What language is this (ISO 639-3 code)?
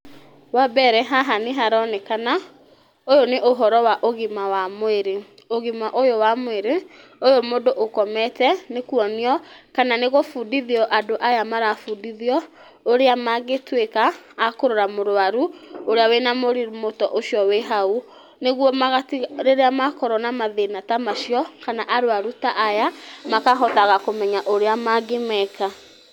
kik